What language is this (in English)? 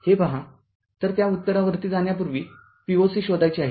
Marathi